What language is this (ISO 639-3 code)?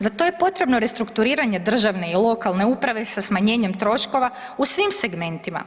hrv